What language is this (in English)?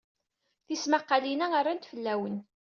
Kabyle